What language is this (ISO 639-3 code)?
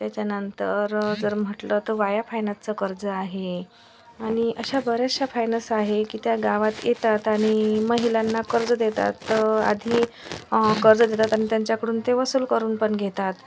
mar